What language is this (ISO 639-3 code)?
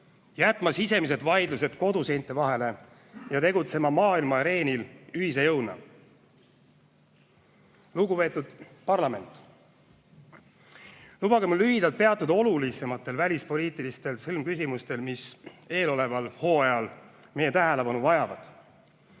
est